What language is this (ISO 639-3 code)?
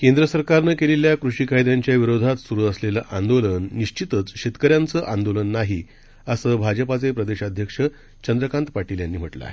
mar